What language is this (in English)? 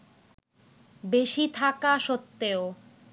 Bangla